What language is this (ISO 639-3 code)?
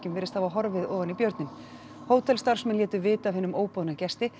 isl